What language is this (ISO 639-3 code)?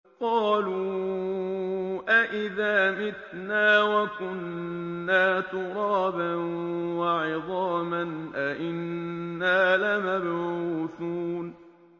ara